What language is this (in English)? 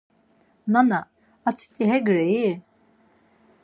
Laz